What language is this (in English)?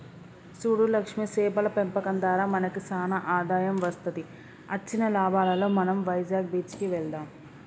Telugu